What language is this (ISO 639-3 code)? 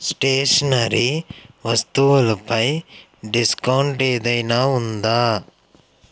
tel